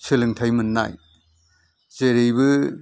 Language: Bodo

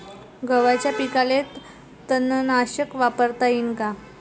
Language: Marathi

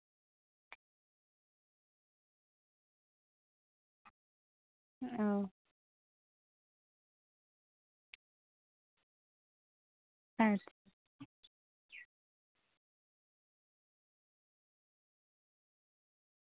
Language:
Santali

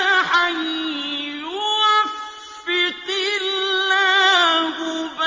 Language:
Arabic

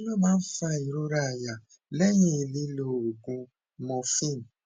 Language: Yoruba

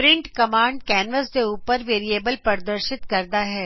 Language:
Punjabi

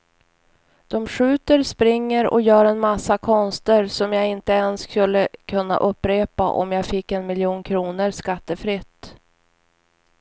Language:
Swedish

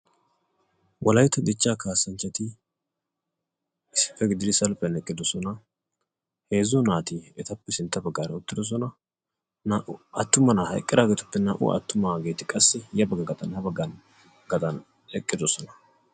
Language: Wolaytta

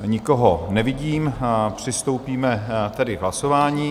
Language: Czech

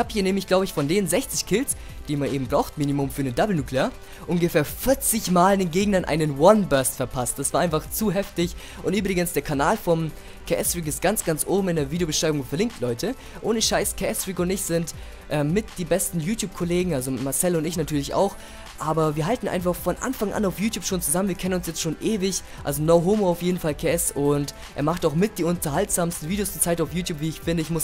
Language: German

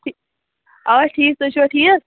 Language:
Kashmiri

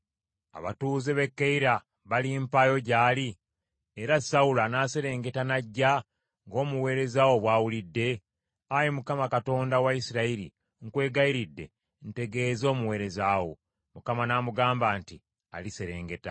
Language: Ganda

